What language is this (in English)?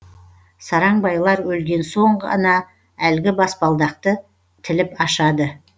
Kazakh